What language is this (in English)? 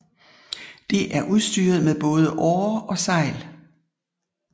Danish